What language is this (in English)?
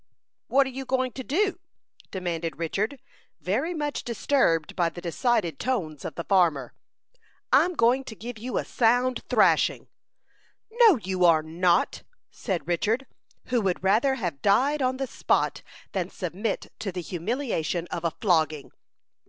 English